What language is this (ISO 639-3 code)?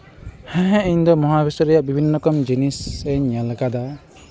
sat